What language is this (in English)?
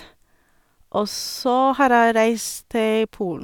Norwegian